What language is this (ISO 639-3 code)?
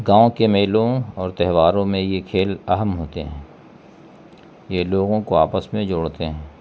urd